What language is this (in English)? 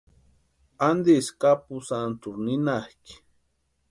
Western Highland Purepecha